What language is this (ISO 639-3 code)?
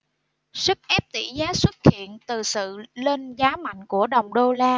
vie